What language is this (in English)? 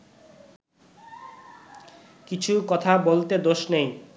Bangla